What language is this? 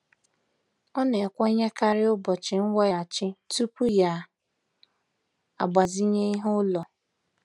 Igbo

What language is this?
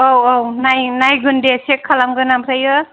Bodo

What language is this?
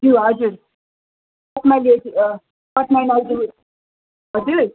Nepali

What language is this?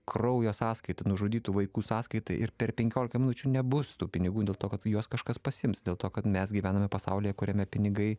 Lithuanian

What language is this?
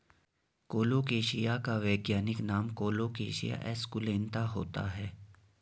Hindi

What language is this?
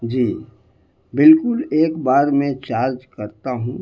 Urdu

